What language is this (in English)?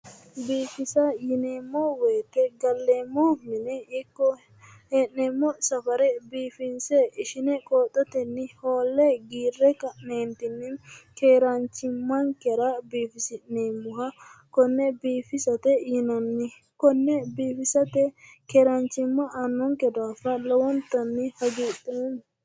Sidamo